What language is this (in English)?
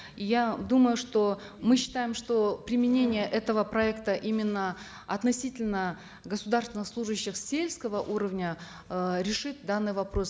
Kazakh